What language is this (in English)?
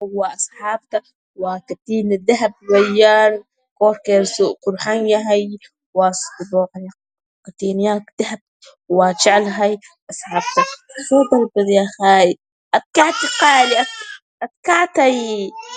Somali